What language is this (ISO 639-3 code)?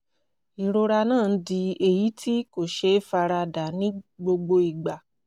yor